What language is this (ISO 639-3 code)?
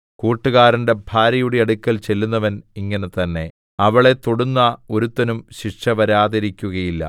mal